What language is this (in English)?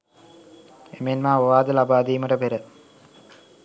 Sinhala